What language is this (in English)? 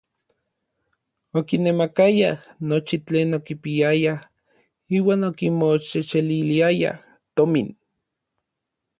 Orizaba Nahuatl